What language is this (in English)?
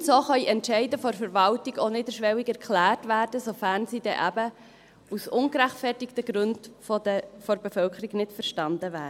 Swiss German